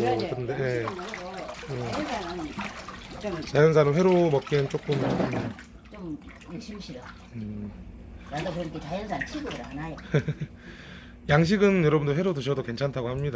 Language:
Korean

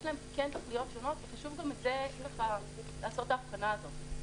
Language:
Hebrew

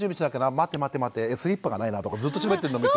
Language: Japanese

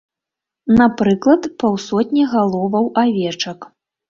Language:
Belarusian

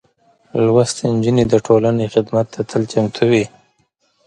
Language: Pashto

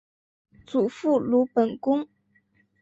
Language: Chinese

